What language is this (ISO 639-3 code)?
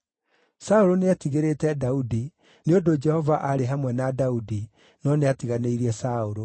kik